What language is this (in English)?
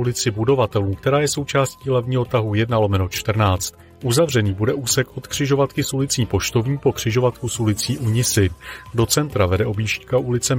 Czech